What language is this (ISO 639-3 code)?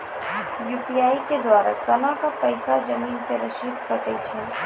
mai